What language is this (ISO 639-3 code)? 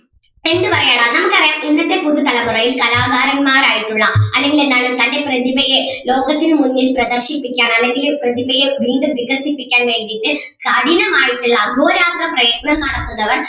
mal